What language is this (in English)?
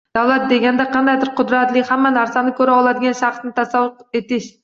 Uzbek